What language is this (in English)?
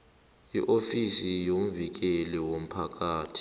South Ndebele